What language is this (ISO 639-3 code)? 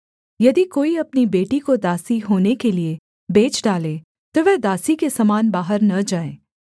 hin